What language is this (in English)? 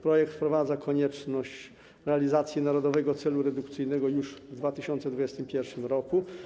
Polish